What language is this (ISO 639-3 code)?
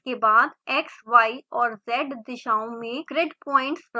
hin